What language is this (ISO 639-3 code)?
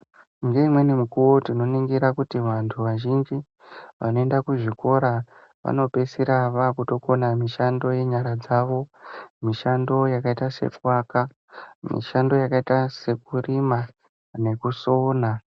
ndc